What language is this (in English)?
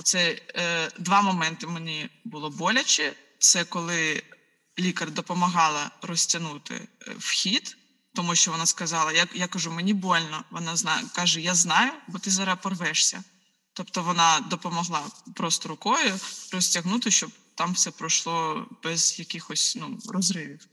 Ukrainian